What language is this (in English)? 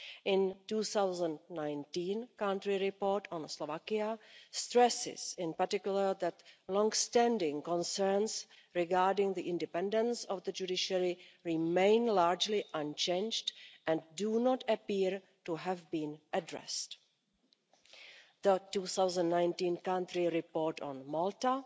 English